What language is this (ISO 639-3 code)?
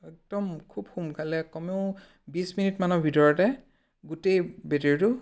asm